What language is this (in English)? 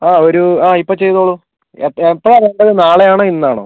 Malayalam